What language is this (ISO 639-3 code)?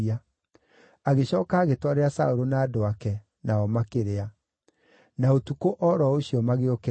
kik